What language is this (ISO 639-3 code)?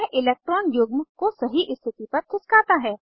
hin